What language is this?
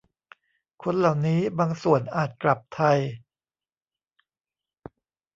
Thai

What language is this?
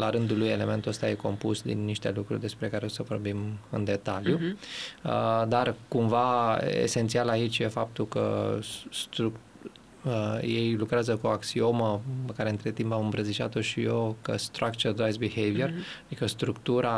Romanian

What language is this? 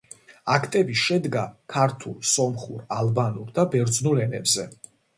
Georgian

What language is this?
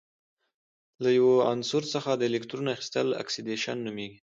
Pashto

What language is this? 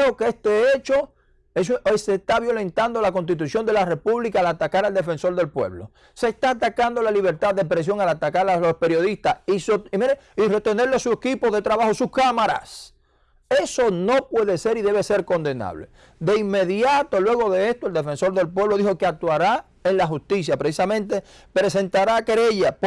Spanish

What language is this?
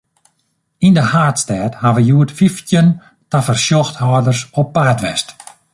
Western Frisian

